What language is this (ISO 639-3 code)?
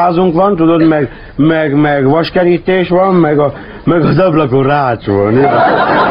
hun